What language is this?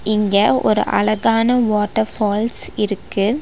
Tamil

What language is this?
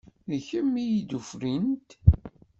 Kabyle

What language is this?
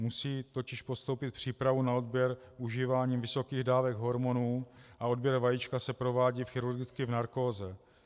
Czech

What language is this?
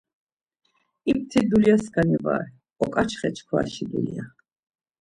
Laz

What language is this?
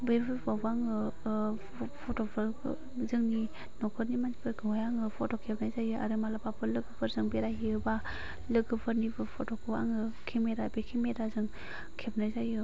Bodo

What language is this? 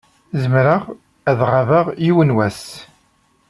Kabyle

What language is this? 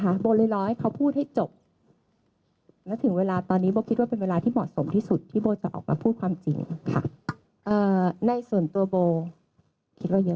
Thai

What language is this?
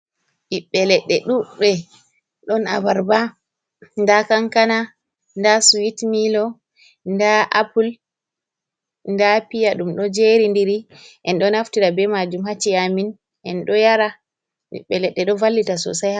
Fula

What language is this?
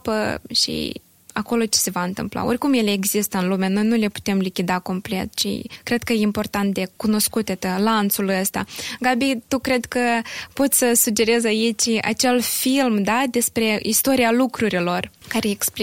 Romanian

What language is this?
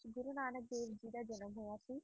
Punjabi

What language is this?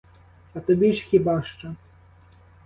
Ukrainian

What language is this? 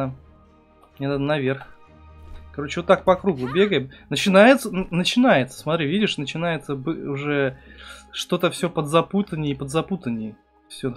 Russian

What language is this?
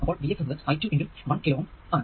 Malayalam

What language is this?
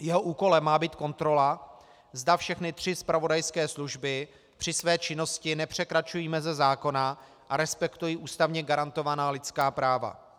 Czech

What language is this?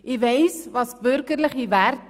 Swiss German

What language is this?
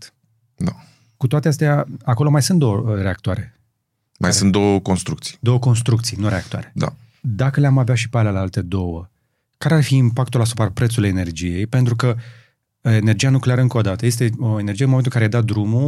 Romanian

